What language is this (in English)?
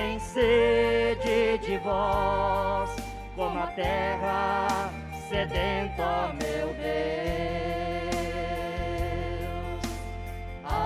Portuguese